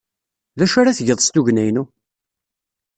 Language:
Kabyle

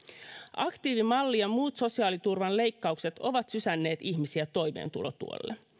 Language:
Finnish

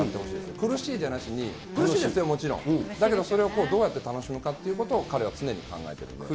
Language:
Japanese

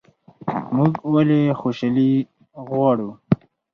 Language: Pashto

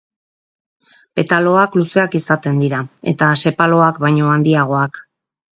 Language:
Basque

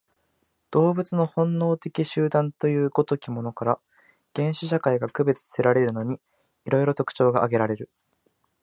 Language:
Japanese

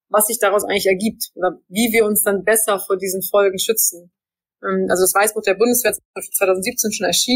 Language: German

